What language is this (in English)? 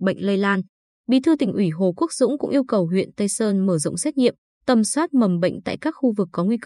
Vietnamese